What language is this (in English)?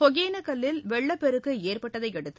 Tamil